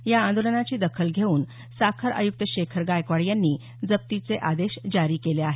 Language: Marathi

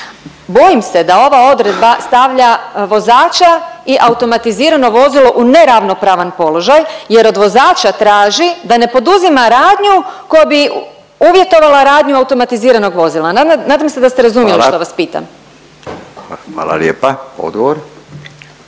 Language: Croatian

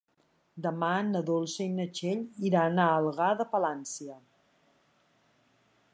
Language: Catalan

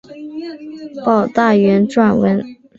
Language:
Chinese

